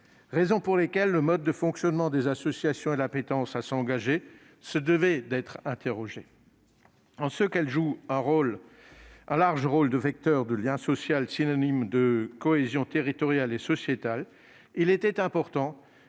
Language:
French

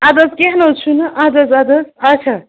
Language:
Kashmiri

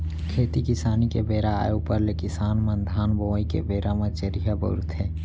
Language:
Chhattisgarhi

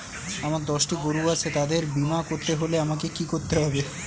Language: Bangla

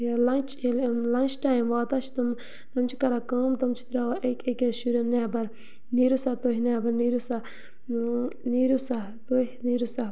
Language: Kashmiri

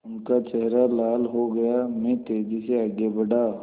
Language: Hindi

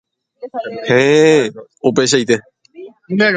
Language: Guarani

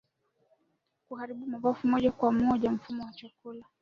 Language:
Swahili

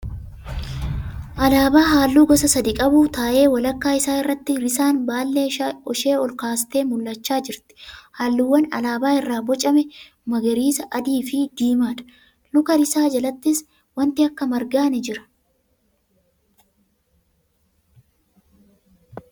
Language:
Oromo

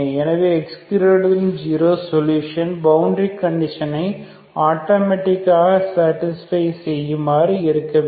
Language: Tamil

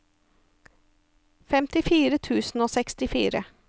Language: Norwegian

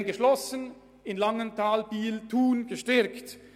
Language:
Swiss German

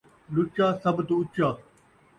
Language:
Saraiki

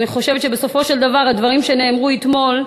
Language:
Hebrew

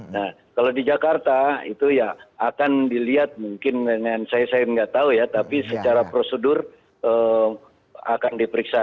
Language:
Indonesian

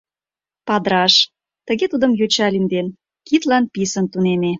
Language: Mari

